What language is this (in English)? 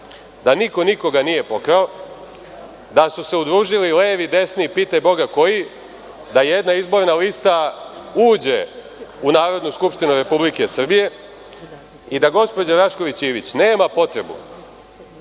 Serbian